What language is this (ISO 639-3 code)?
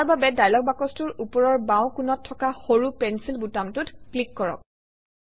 asm